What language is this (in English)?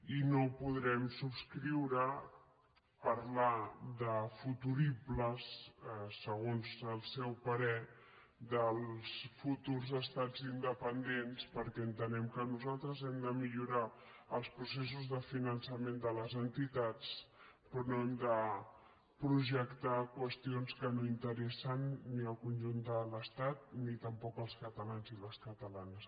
Catalan